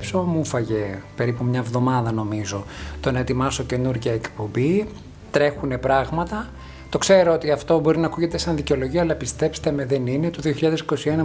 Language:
Greek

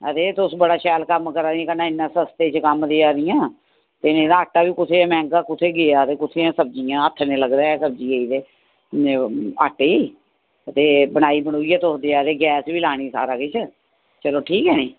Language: Dogri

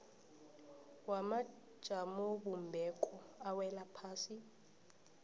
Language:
South Ndebele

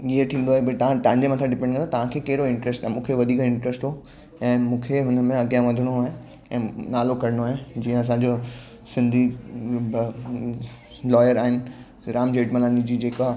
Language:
Sindhi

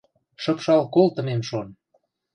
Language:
Western Mari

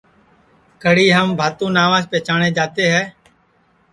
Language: Sansi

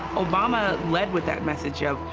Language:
English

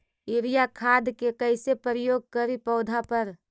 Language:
Magahi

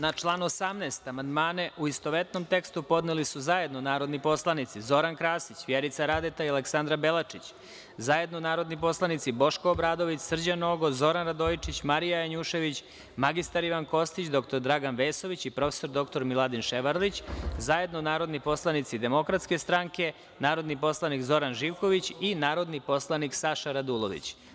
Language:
Serbian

